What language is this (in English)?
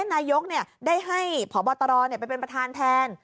Thai